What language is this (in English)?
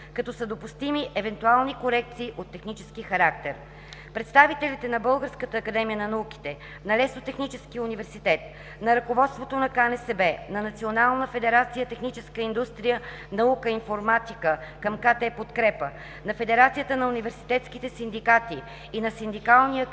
Bulgarian